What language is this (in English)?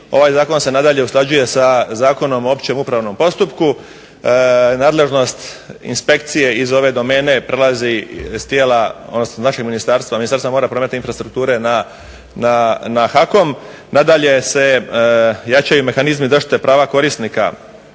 Croatian